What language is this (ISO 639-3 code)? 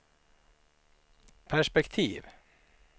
swe